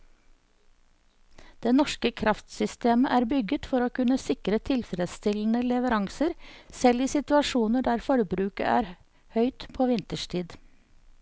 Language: Norwegian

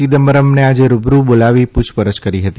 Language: Gujarati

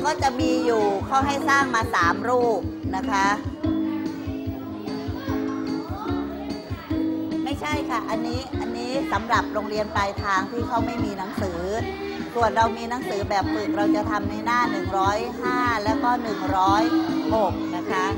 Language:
Thai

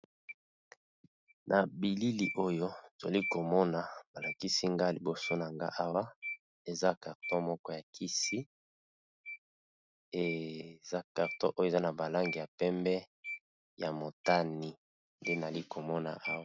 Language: Lingala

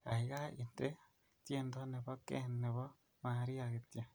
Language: Kalenjin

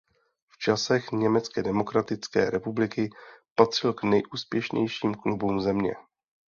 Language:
Czech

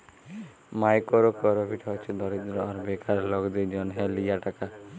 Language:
Bangla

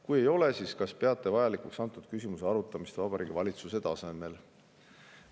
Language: Estonian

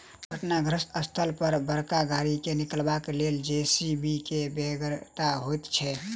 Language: Maithili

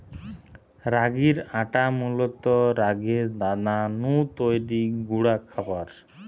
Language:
Bangla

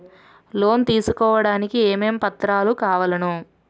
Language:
Telugu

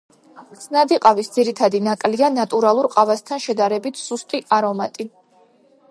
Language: Georgian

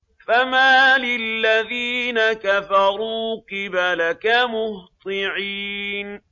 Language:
Arabic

